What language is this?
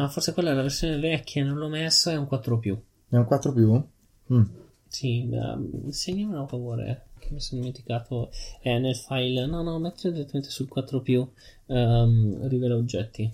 Italian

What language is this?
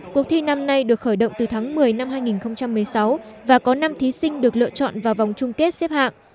Vietnamese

